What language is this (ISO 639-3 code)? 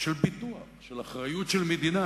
heb